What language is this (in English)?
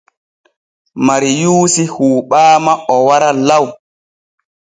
Borgu Fulfulde